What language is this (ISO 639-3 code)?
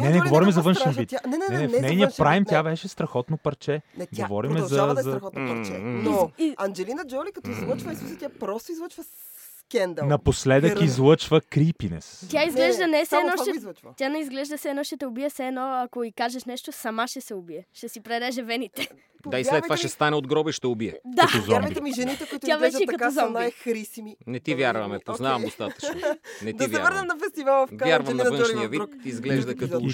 bul